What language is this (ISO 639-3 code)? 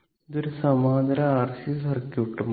mal